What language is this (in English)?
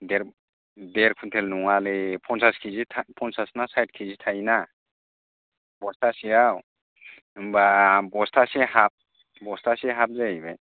Bodo